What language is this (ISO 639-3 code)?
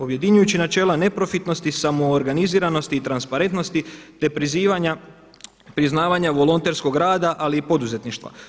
hrv